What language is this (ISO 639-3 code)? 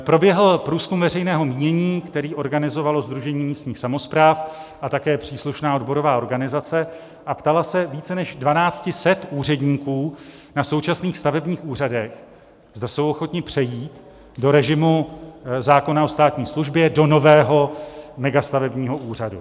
ces